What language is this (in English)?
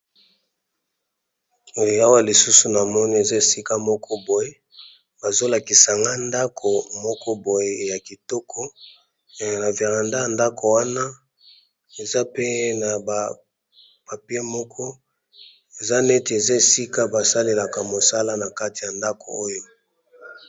Lingala